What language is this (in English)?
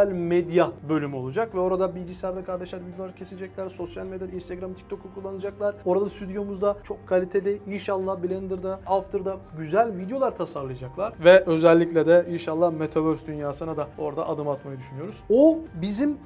Turkish